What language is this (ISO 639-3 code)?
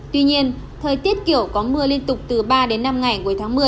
vie